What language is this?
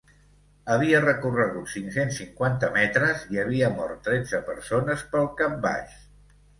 Catalan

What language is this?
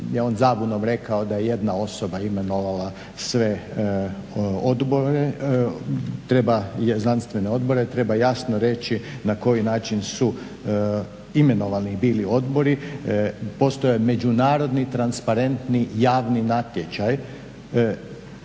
Croatian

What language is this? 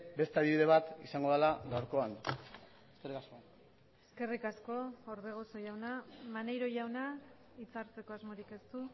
Basque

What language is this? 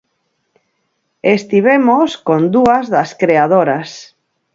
Galician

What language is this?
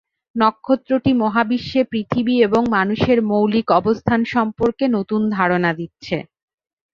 Bangla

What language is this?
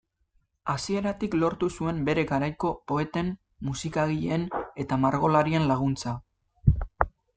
Basque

